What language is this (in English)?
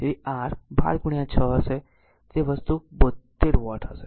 Gujarati